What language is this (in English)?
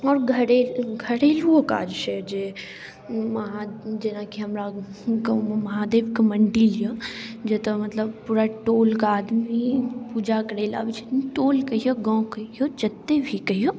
Maithili